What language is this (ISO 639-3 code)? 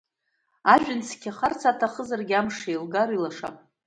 abk